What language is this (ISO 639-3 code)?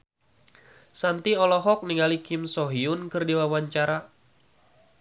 sun